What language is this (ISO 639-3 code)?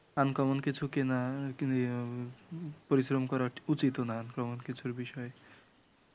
ben